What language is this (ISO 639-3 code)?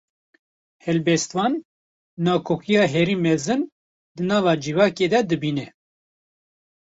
kur